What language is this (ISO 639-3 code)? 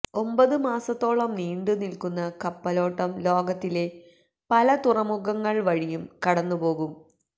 mal